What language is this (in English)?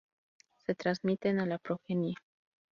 Spanish